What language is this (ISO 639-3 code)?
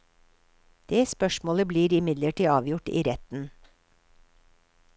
nor